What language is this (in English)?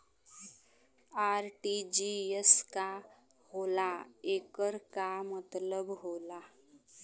Bhojpuri